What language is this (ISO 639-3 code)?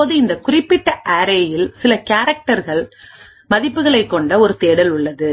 tam